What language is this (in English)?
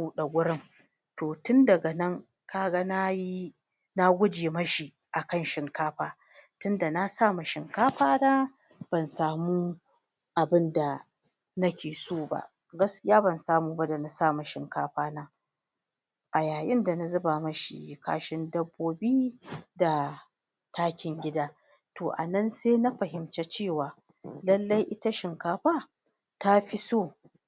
Hausa